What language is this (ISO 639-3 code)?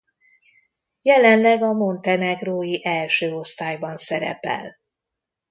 hun